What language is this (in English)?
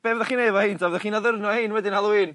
Welsh